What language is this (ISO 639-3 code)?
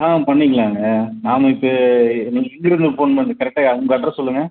tam